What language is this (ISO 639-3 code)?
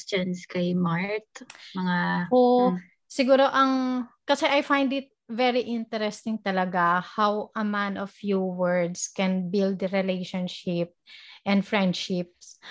fil